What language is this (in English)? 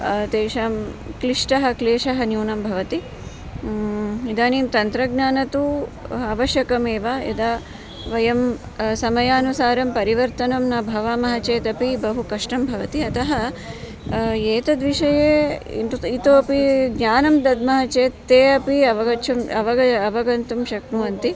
Sanskrit